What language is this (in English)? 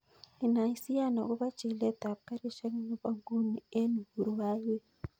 Kalenjin